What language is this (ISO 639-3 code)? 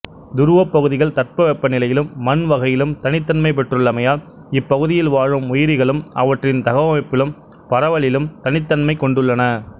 tam